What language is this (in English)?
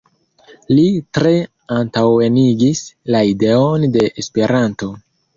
Esperanto